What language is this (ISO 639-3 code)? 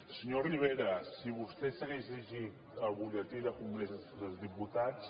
cat